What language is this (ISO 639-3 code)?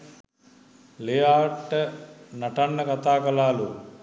sin